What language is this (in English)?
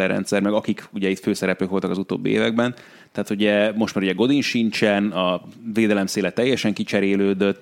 Hungarian